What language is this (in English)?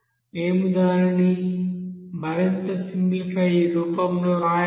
Telugu